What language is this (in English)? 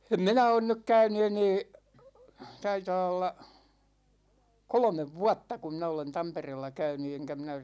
Finnish